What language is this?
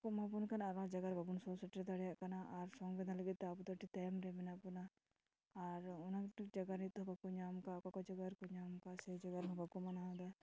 Santali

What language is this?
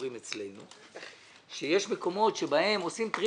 Hebrew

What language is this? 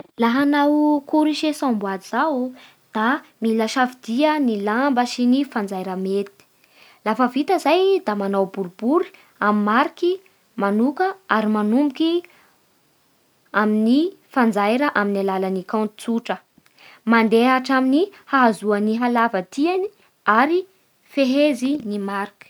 Bara Malagasy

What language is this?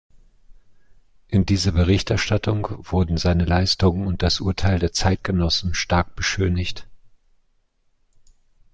German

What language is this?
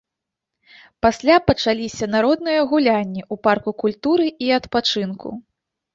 Belarusian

